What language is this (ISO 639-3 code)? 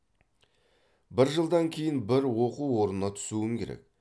kaz